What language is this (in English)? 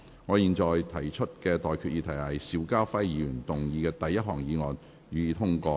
Cantonese